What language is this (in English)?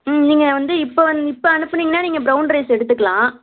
Tamil